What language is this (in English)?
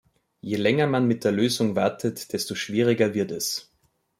German